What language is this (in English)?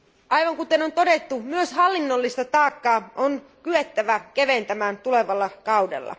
Finnish